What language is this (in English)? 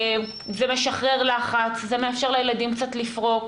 Hebrew